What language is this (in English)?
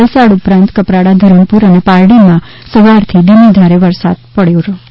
Gujarati